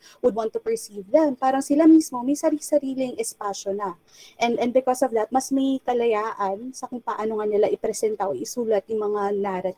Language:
Filipino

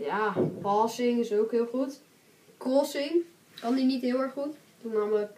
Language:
Dutch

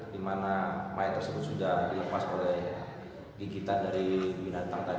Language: Indonesian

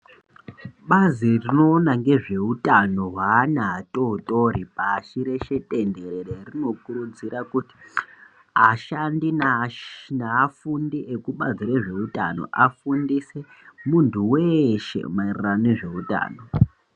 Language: Ndau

